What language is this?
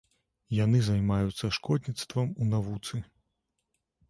Belarusian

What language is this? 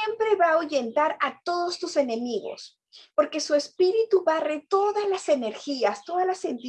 Spanish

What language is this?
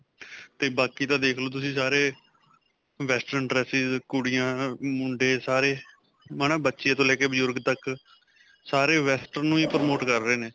Punjabi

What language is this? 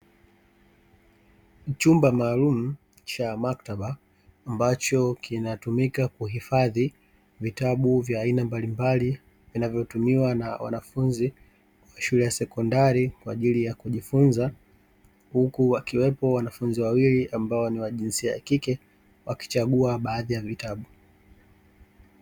Swahili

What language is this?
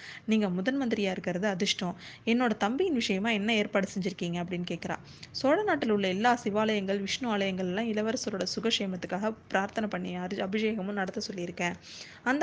Tamil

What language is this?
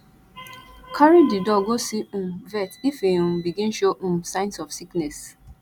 Nigerian Pidgin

